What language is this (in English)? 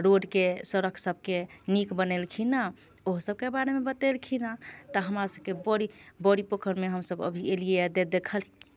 Maithili